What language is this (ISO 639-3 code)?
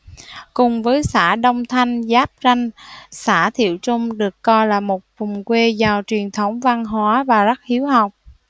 vie